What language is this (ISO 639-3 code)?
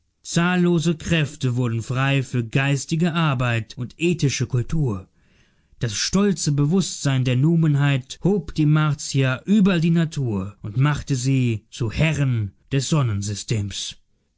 deu